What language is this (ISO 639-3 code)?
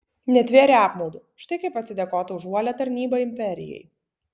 lit